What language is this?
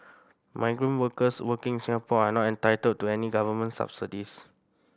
English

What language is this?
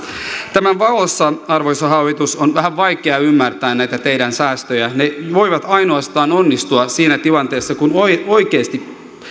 Finnish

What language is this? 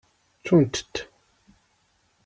Kabyle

